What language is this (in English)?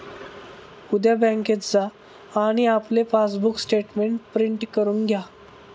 Marathi